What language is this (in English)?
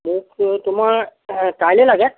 Assamese